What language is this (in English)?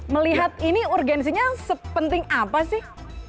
Indonesian